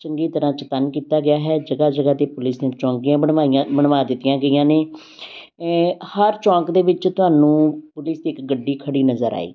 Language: Punjabi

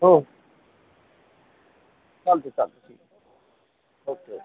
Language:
Marathi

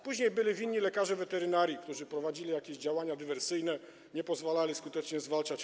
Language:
Polish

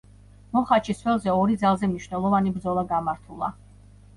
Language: Georgian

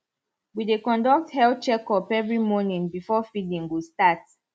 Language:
Nigerian Pidgin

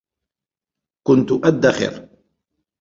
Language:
Arabic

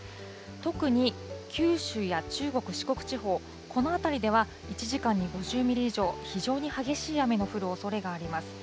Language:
Japanese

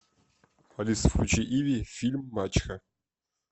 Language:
Russian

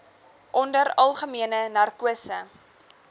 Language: Afrikaans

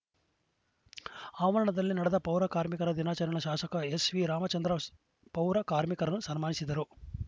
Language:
Kannada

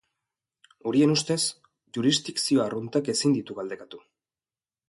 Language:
Basque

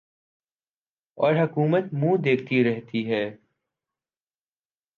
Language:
Urdu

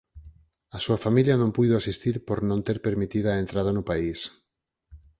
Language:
Galician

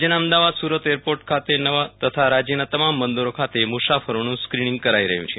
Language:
Gujarati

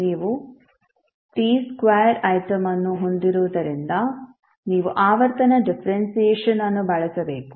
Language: Kannada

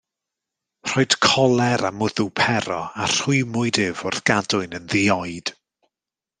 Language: Welsh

